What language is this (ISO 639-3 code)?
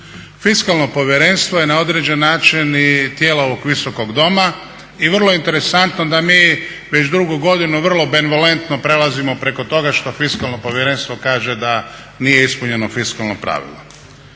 hrv